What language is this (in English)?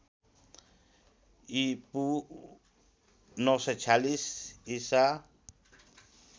Nepali